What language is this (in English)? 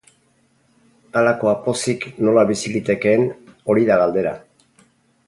Basque